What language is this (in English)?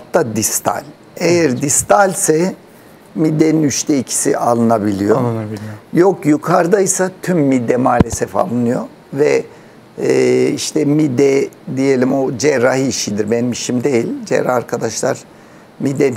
Turkish